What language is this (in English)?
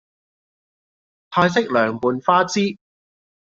Cantonese